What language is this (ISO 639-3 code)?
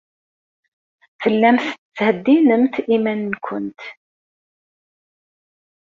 kab